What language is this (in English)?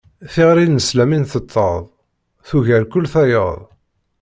Kabyle